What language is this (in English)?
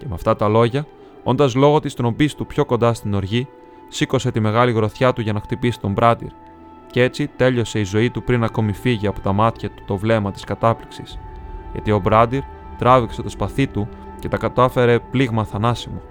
Greek